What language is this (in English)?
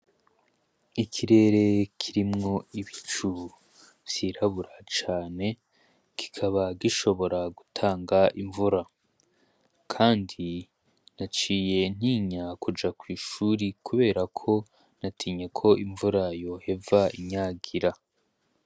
Rundi